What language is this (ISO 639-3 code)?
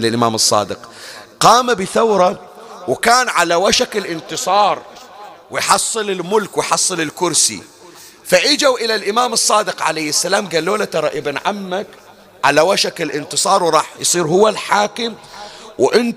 ara